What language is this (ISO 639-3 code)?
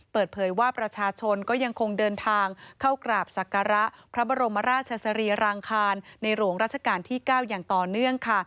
tha